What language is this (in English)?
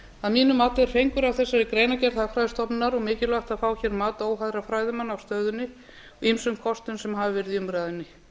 Icelandic